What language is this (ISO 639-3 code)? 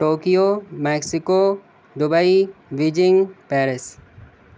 urd